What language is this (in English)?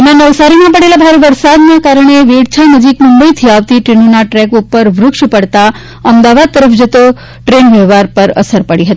Gujarati